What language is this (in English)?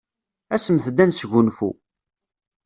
Kabyle